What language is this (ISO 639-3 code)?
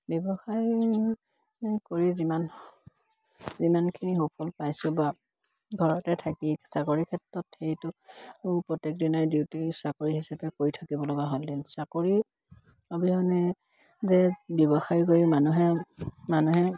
asm